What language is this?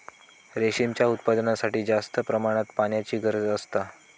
Marathi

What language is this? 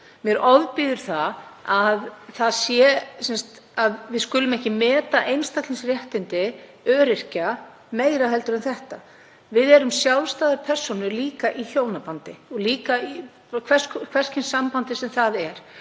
Icelandic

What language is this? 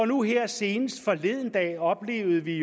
Danish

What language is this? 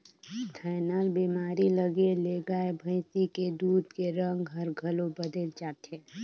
Chhattisgarhi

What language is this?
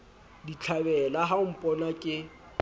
Southern Sotho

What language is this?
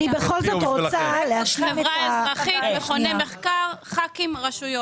Hebrew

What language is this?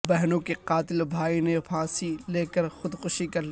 Urdu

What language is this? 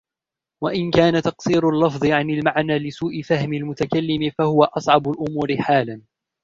Arabic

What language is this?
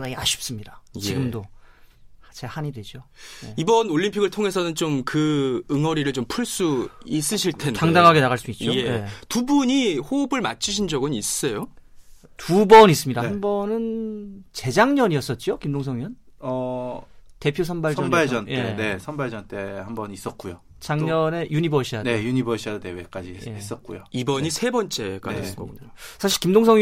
Korean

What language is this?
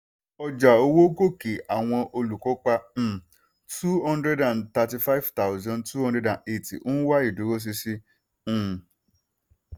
Yoruba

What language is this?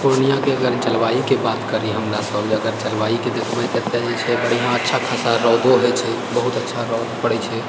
Maithili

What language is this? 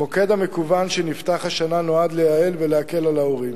Hebrew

